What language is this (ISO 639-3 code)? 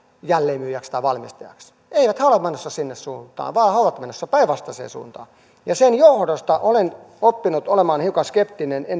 fin